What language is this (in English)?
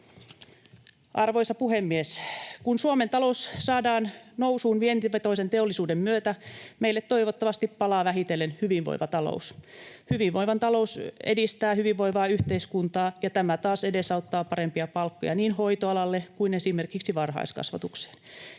Finnish